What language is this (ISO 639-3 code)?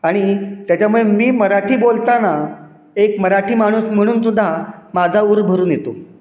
mar